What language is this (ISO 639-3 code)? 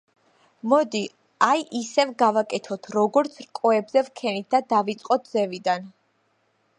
kat